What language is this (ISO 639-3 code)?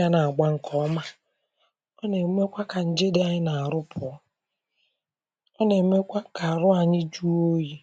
ibo